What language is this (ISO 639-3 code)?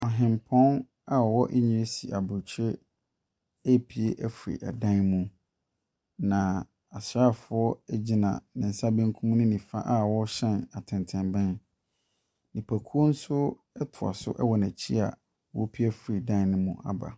aka